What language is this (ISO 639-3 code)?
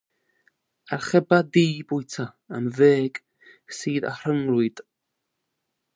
cym